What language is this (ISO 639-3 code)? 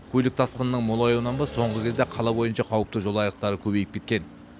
kaz